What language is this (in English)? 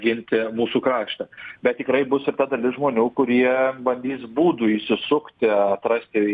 Lithuanian